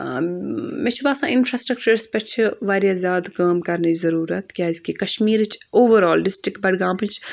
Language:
Kashmiri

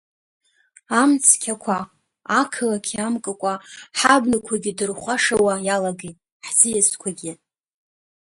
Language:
Abkhazian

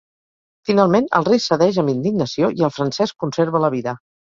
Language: Catalan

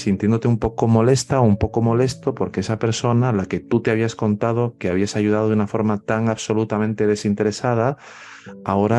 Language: Spanish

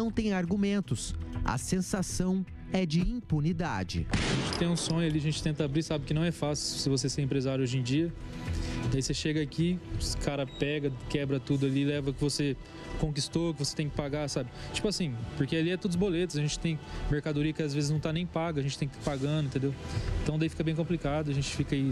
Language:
Portuguese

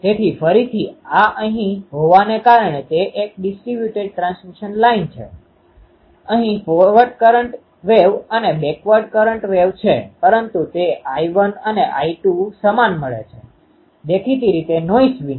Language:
Gujarati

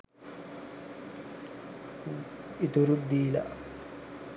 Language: Sinhala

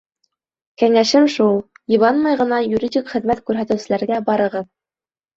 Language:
Bashkir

